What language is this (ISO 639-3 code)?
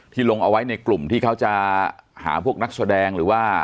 tha